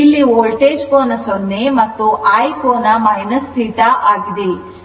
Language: Kannada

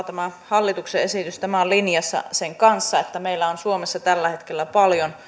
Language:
Finnish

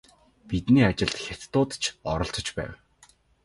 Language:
Mongolian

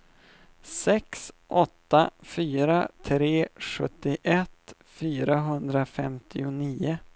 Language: Swedish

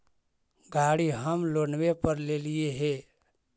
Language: Magahi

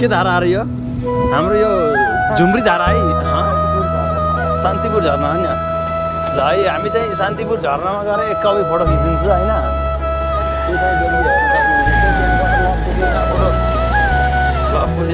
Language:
Arabic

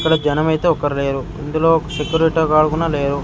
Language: Telugu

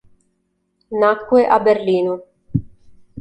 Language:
Italian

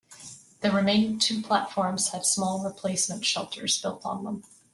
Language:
English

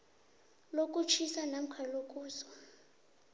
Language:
South Ndebele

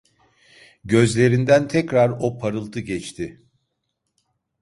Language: Turkish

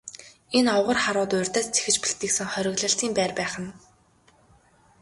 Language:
Mongolian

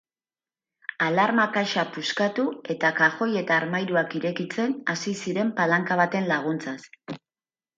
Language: Basque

